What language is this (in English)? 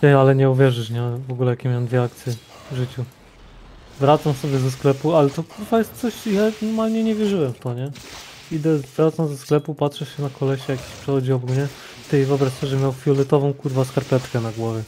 Polish